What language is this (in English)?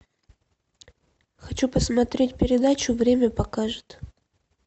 Russian